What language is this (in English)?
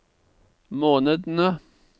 Norwegian